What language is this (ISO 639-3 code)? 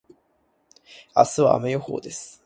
jpn